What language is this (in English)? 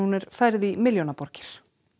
Icelandic